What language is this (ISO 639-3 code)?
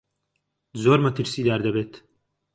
ckb